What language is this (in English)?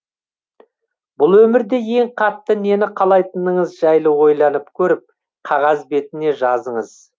Kazakh